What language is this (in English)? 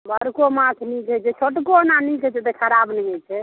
Maithili